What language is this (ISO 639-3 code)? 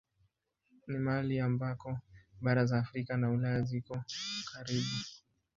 swa